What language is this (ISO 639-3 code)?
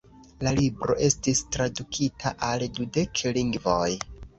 epo